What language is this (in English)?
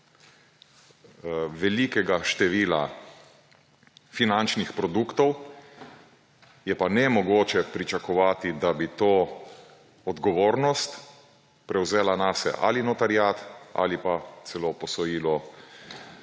Slovenian